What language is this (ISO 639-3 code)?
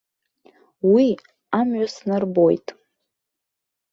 abk